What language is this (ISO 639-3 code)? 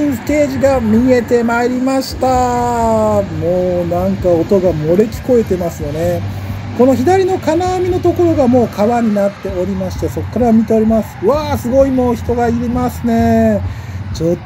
jpn